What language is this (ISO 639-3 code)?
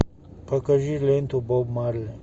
rus